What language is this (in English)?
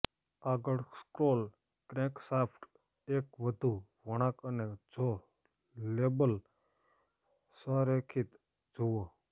Gujarati